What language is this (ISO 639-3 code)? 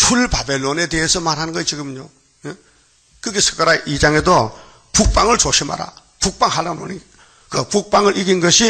kor